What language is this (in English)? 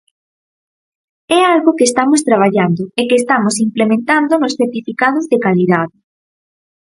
Galician